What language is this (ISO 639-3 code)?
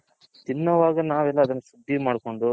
kan